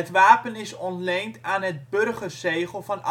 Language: Dutch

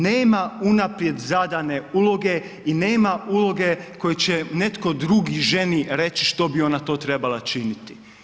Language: Croatian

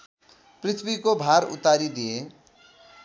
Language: Nepali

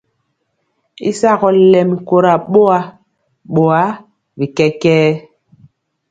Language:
Mpiemo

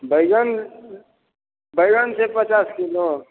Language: Maithili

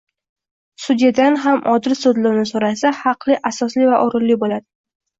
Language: Uzbek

